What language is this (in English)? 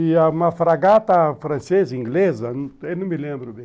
Portuguese